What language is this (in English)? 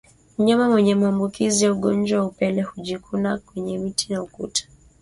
Swahili